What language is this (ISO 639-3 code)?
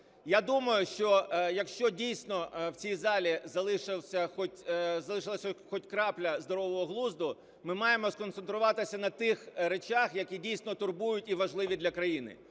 ukr